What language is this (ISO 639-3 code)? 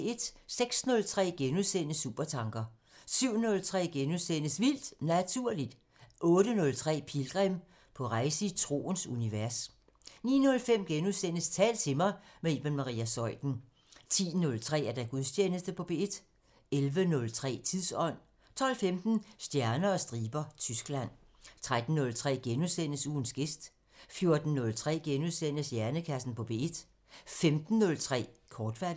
dan